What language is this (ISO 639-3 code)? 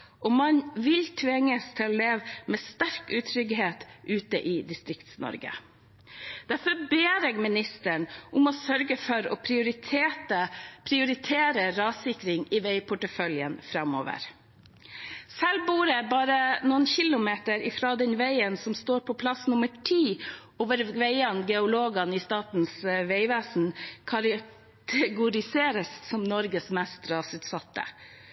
nob